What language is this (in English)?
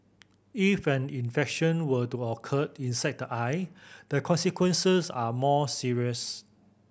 English